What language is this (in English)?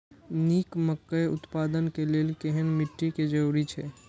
Maithili